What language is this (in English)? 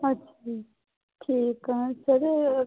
Punjabi